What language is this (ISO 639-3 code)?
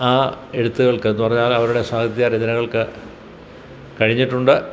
mal